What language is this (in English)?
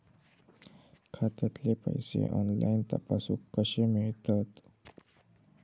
Marathi